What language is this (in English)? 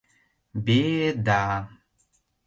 Mari